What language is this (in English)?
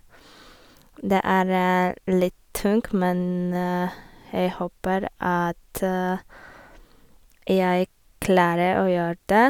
Norwegian